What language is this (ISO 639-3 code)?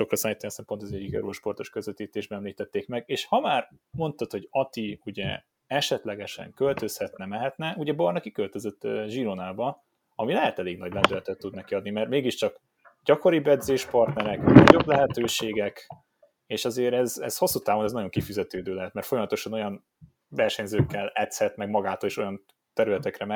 hun